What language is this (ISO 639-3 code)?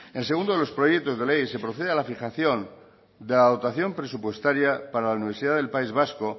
spa